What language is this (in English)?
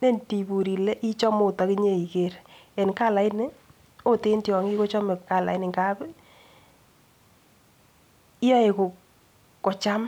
Kalenjin